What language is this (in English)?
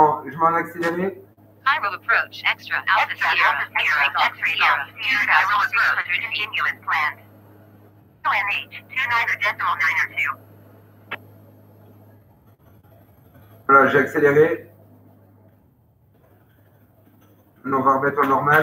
French